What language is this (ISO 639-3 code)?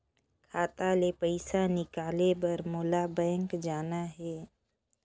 hne